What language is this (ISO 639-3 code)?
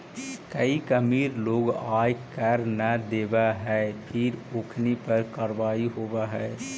mag